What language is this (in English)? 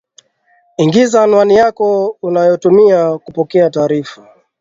Swahili